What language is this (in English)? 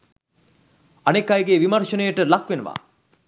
Sinhala